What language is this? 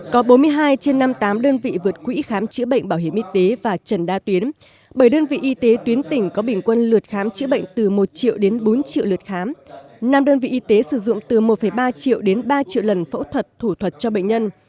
Vietnamese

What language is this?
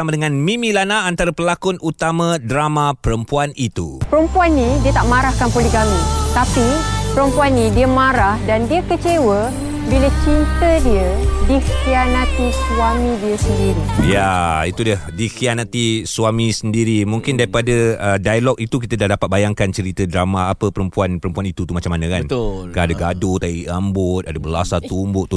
Malay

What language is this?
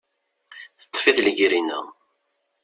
Kabyle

